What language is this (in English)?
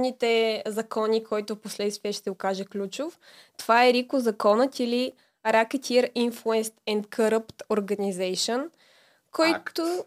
Bulgarian